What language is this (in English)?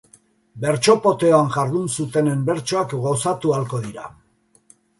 Basque